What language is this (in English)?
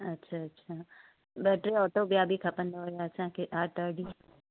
Sindhi